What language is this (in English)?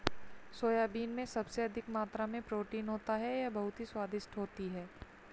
Hindi